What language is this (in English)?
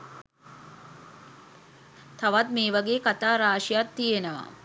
Sinhala